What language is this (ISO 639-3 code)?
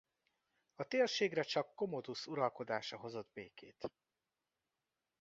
hun